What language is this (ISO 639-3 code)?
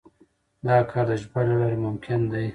pus